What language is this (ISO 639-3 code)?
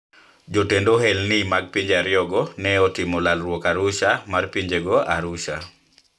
luo